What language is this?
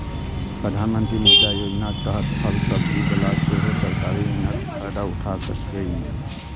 Maithili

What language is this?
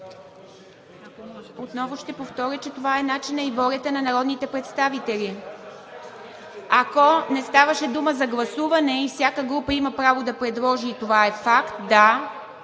Bulgarian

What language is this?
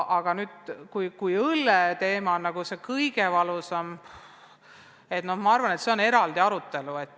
Estonian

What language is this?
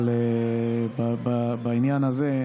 Hebrew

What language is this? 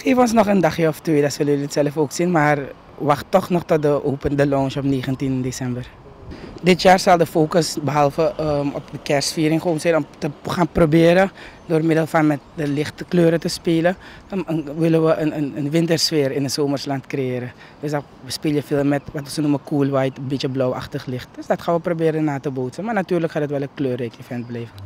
Dutch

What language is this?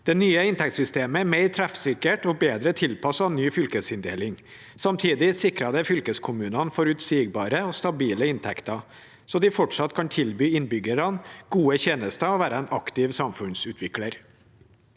Norwegian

